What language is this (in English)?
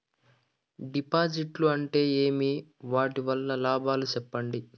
Telugu